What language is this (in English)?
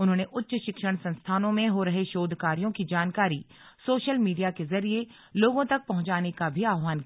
Hindi